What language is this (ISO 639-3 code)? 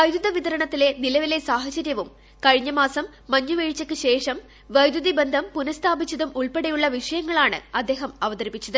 mal